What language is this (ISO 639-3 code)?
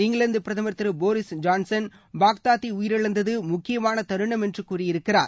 tam